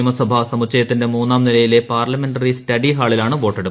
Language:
Malayalam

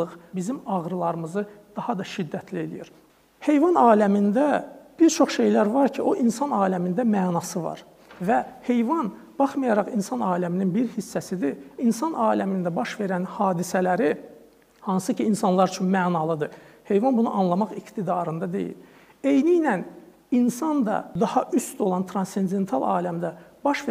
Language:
Turkish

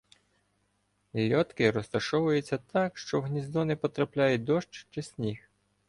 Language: Ukrainian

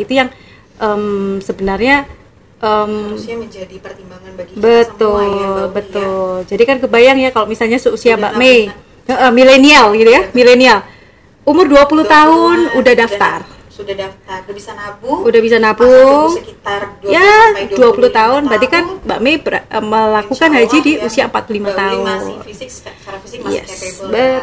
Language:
Indonesian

